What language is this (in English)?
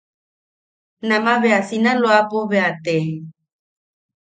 Yaqui